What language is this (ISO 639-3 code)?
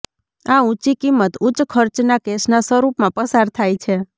guj